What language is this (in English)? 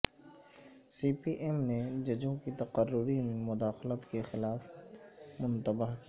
Urdu